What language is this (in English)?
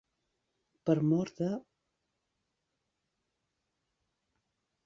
Catalan